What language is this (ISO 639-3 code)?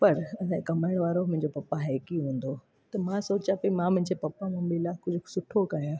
snd